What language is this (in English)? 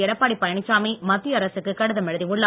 Tamil